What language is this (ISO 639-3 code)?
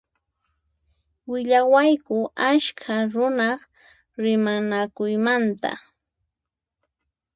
qxp